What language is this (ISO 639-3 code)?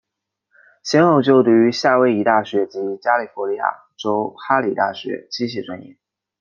zho